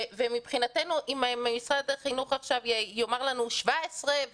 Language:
Hebrew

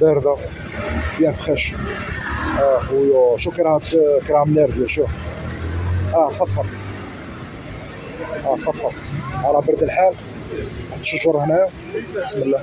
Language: Arabic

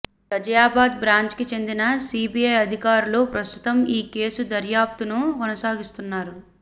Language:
Telugu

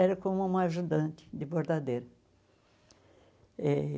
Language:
Portuguese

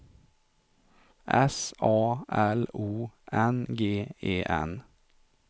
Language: Swedish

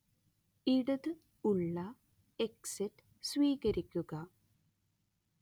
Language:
Malayalam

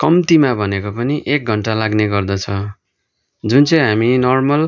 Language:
Nepali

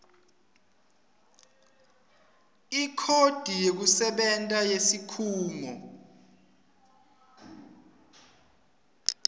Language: Swati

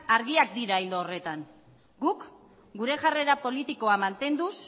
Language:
Basque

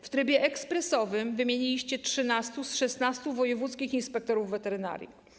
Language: Polish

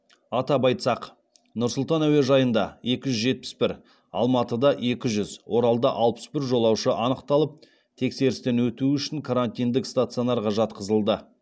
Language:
Kazakh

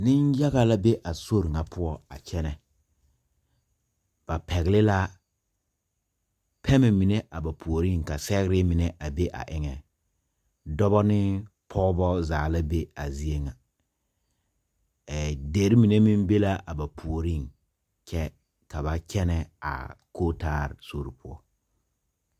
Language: Southern Dagaare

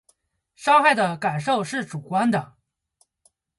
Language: Chinese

